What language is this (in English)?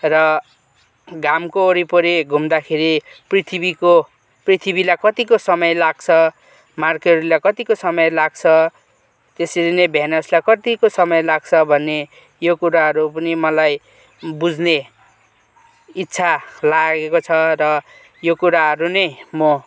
Nepali